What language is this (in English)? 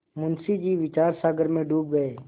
Hindi